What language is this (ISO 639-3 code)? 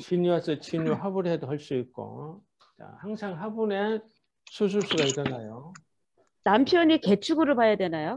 kor